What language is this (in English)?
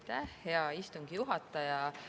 Estonian